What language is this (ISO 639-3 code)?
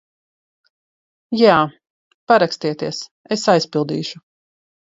lav